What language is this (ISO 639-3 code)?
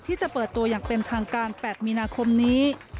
tha